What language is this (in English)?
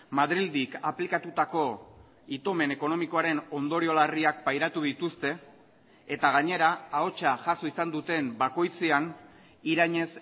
Basque